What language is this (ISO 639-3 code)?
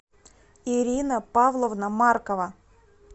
rus